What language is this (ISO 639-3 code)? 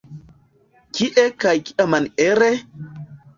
epo